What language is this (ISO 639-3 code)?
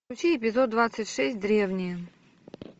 rus